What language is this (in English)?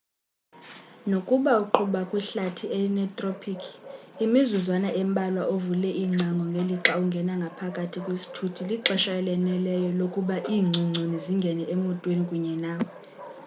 Xhosa